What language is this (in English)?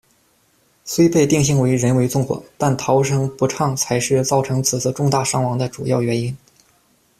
Chinese